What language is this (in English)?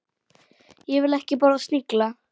Icelandic